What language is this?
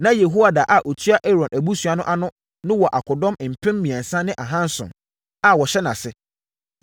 Akan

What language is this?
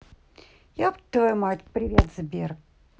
Russian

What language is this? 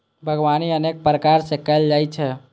Maithili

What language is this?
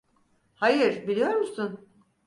Turkish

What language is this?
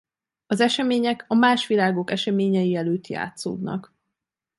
Hungarian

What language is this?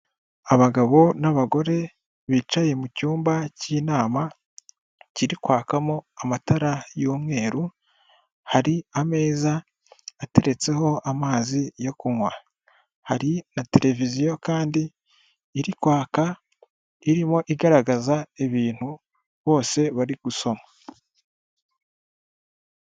Kinyarwanda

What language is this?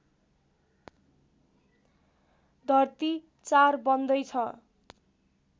Nepali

